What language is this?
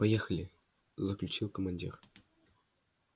Russian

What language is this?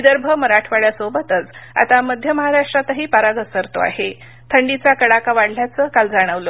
Marathi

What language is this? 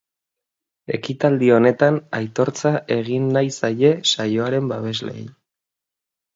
Basque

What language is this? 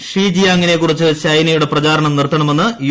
Malayalam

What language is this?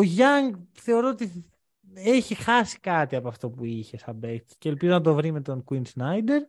Greek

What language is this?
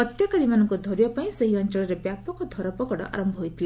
Odia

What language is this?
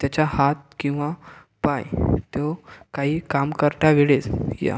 Marathi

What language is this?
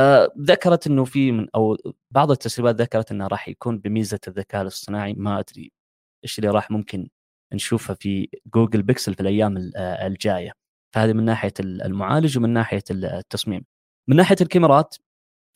Arabic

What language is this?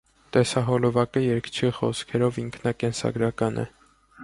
Armenian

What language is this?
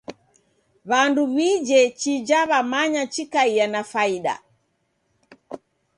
Taita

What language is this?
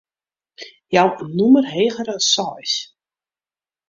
Western Frisian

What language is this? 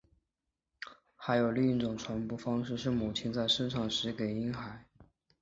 Chinese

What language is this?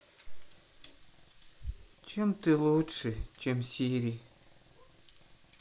Russian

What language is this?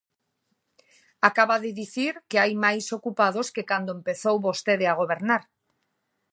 Galician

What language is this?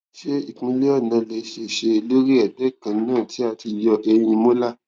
Yoruba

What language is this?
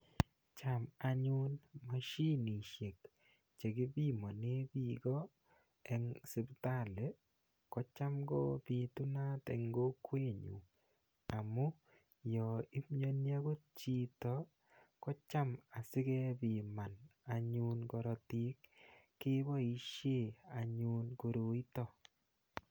Kalenjin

